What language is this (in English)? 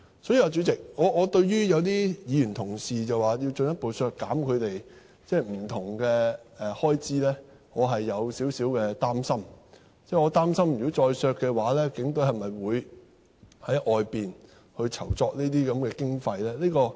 Cantonese